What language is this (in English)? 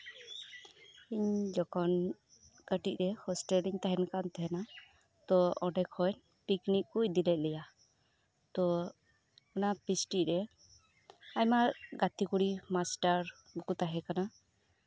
Santali